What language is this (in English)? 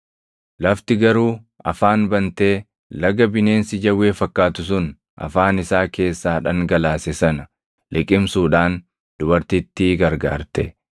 Oromo